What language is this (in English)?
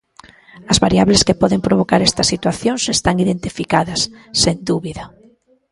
Galician